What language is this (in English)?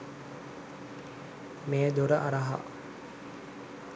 Sinhala